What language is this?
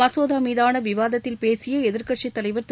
Tamil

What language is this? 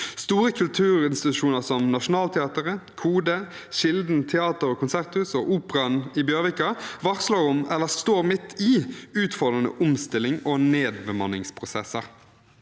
Norwegian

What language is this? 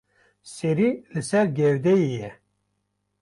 Kurdish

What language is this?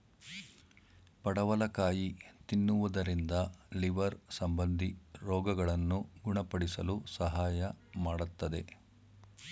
Kannada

